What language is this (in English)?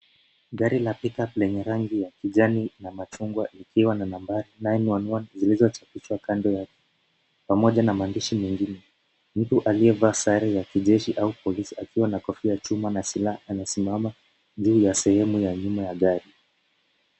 Swahili